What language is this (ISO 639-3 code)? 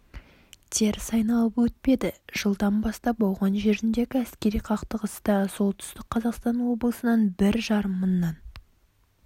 kaz